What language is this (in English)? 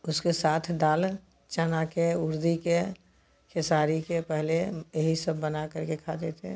Hindi